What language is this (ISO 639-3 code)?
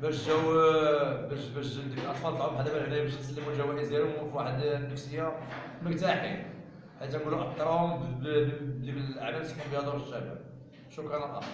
ara